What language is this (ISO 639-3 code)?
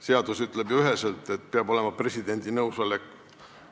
est